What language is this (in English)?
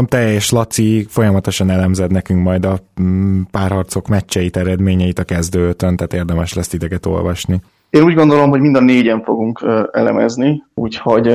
Hungarian